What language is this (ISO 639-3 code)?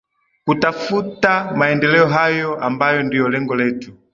swa